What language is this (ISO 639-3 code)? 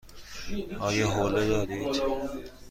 fas